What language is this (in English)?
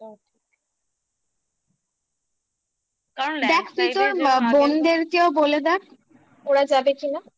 Bangla